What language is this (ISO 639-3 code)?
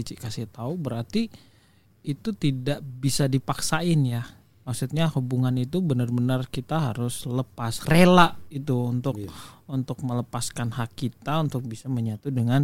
ind